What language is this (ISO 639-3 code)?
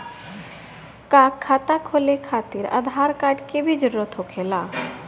bho